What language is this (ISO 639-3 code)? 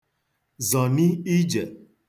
ibo